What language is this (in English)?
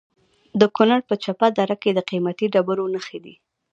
Pashto